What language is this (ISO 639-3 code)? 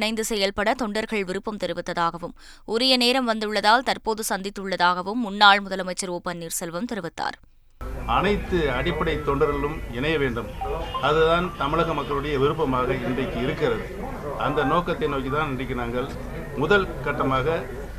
tam